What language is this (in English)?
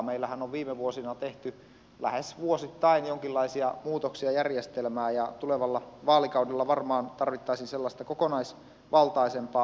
Finnish